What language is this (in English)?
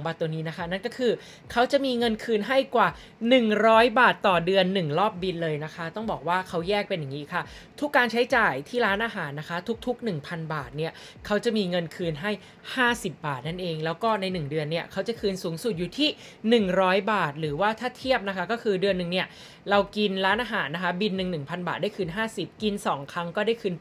Thai